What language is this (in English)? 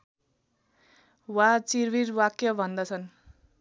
Nepali